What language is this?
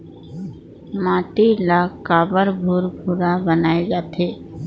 Chhattisgarhi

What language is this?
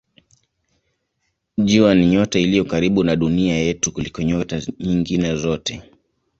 Swahili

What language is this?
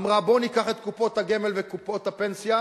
Hebrew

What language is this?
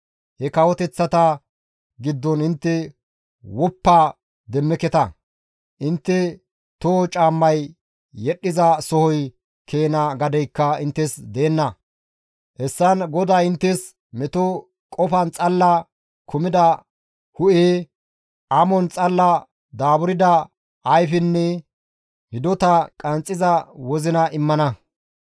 Gamo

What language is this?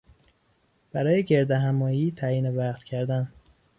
Persian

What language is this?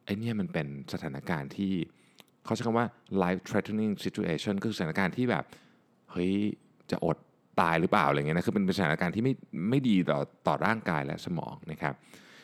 Thai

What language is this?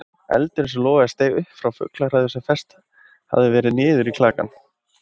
Icelandic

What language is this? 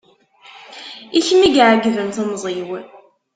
Kabyle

